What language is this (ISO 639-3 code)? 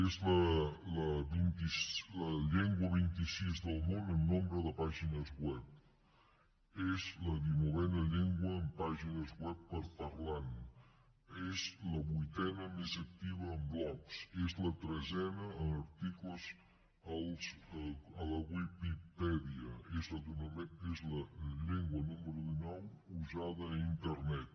cat